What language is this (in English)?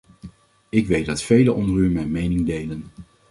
Dutch